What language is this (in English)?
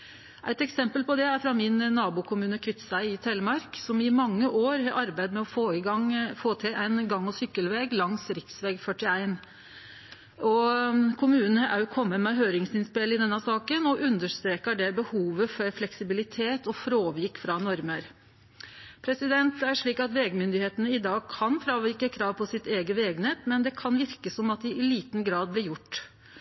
Norwegian Nynorsk